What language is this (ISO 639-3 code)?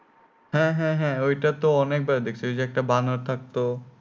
ben